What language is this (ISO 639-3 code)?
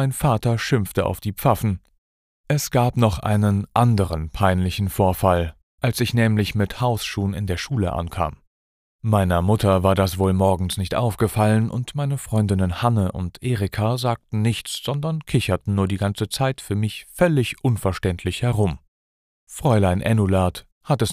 deu